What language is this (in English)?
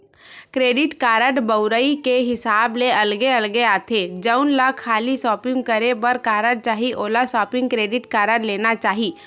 Chhattisgarhi